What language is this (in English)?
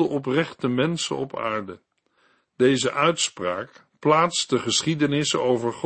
Dutch